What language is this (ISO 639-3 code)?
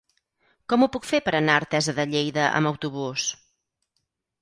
cat